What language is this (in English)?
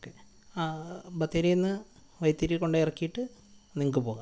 Malayalam